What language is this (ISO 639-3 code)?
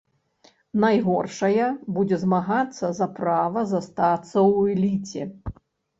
bel